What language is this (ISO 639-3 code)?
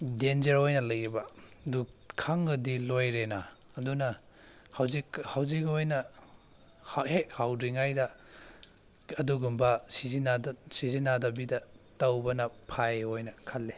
mni